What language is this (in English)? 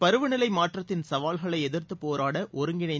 Tamil